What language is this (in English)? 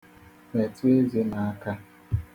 Igbo